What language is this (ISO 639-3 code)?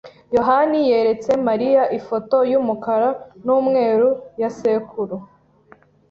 kin